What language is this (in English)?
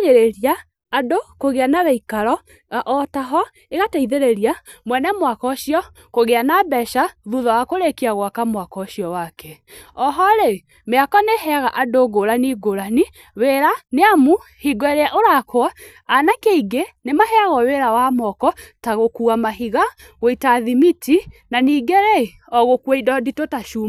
Kikuyu